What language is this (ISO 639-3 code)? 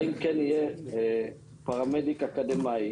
heb